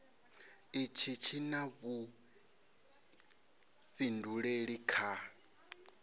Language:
Venda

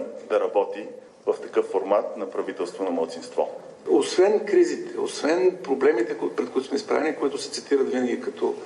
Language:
Bulgarian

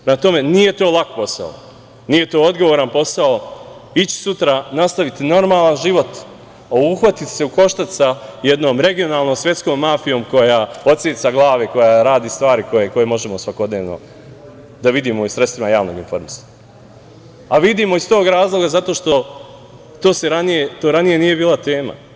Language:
Serbian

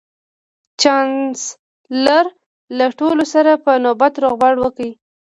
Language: Pashto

